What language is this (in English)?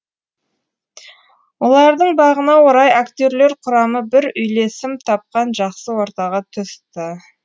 Kazakh